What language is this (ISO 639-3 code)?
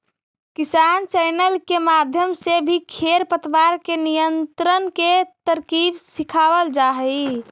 mag